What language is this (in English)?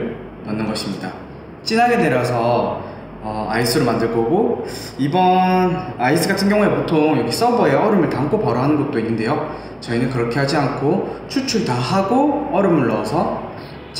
Korean